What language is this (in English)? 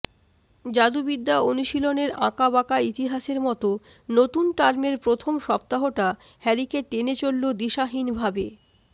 Bangla